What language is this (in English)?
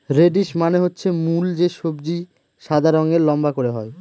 Bangla